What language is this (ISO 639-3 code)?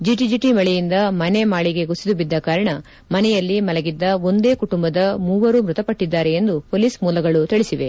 kan